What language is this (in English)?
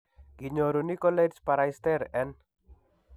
Kalenjin